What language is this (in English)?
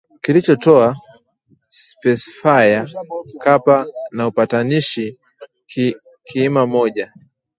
Swahili